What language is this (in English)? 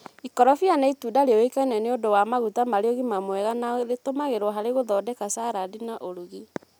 Kikuyu